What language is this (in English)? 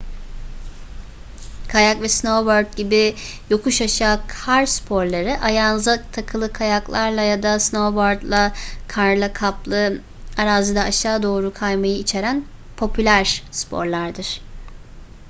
Turkish